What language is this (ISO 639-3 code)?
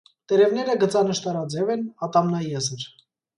hye